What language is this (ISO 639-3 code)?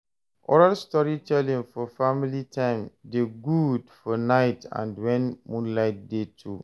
pcm